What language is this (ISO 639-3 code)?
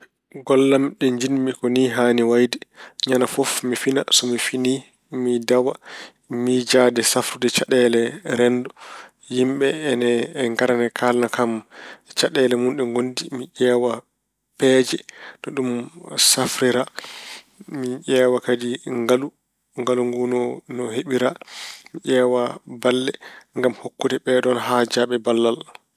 ful